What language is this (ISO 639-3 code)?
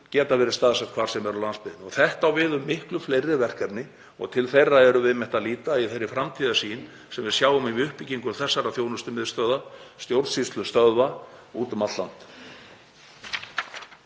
isl